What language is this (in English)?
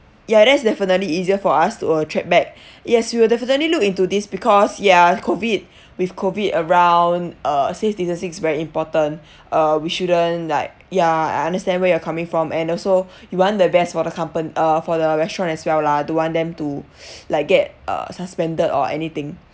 English